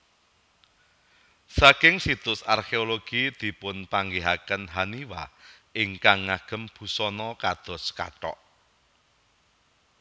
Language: Javanese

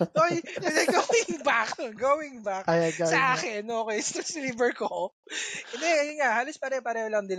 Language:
Filipino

